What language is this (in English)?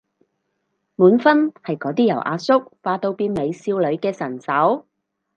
Cantonese